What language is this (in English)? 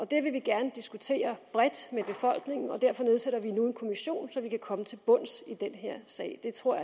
Danish